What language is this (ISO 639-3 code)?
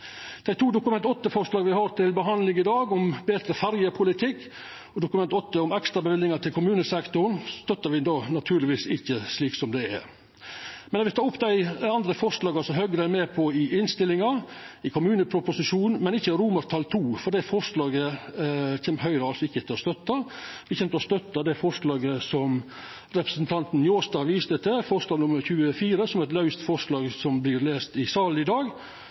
nno